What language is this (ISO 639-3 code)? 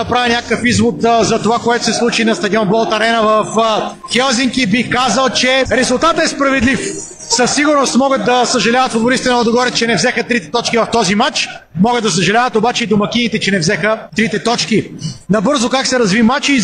bul